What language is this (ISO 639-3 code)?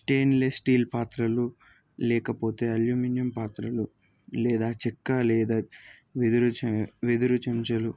tel